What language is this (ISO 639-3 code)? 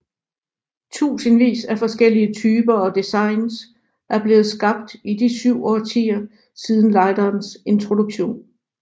dan